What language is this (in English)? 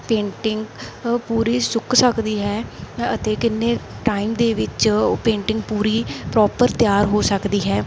Punjabi